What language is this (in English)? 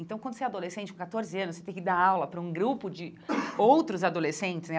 Portuguese